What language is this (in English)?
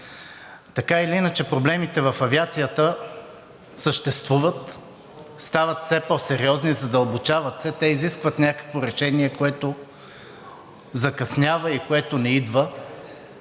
Bulgarian